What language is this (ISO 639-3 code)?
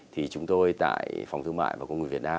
vie